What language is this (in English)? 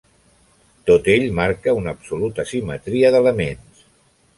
Catalan